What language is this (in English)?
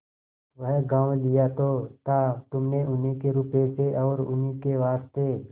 Hindi